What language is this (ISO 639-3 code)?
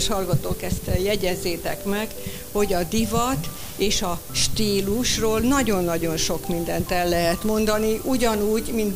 hun